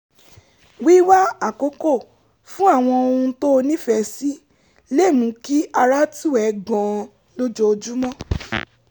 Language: Yoruba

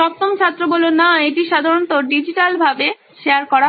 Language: Bangla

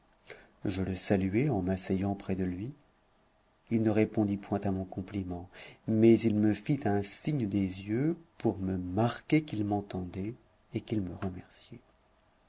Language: French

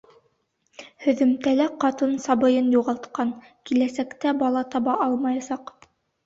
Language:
Bashkir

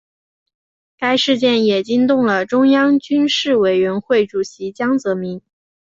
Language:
Chinese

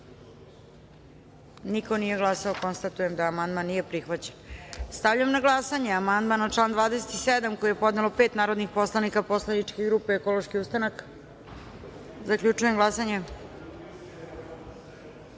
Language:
Serbian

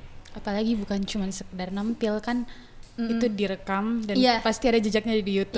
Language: Indonesian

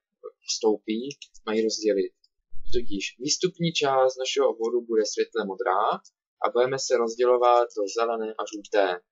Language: Czech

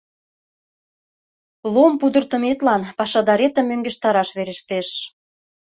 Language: Mari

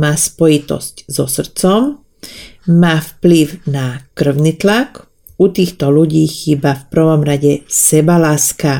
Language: Slovak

